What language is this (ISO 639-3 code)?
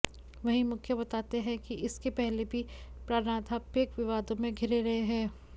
hin